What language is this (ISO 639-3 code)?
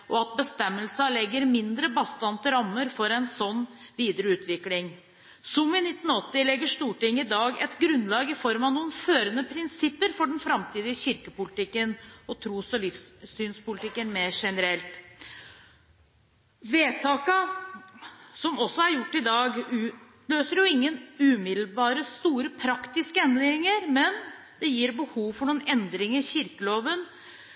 nob